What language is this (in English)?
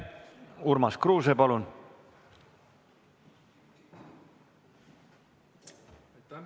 Estonian